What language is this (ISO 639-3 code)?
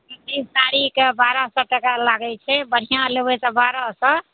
mai